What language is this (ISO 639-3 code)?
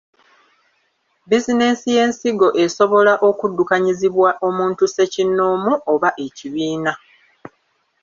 lug